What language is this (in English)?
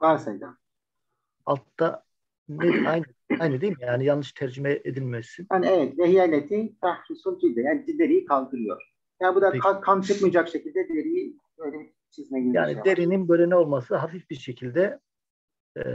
Turkish